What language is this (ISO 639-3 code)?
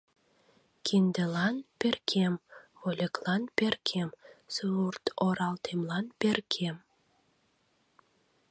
chm